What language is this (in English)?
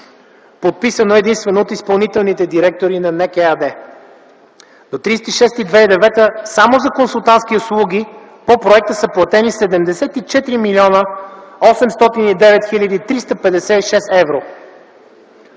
Bulgarian